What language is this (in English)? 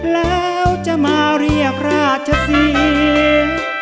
Thai